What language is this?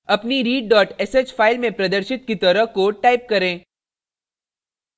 Hindi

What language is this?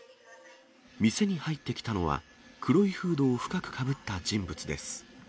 Japanese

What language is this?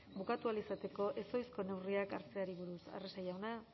Basque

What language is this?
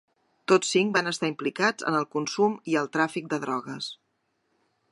Catalan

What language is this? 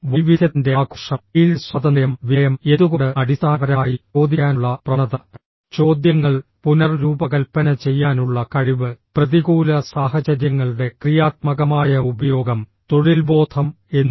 Malayalam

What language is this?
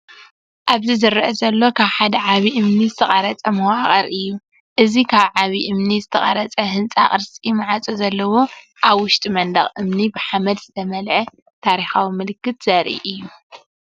Tigrinya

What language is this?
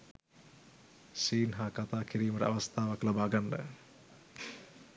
Sinhala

